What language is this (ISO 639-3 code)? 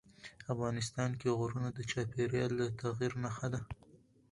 pus